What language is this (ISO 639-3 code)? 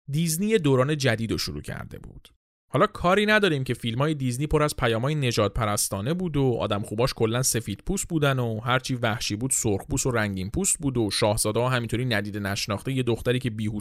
fas